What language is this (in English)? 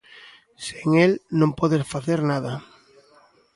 Galician